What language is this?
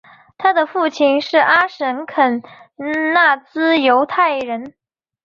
Chinese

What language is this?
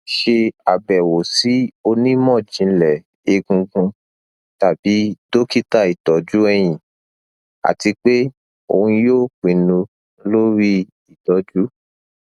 Yoruba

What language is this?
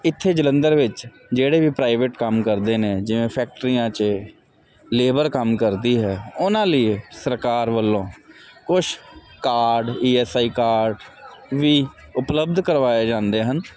Punjabi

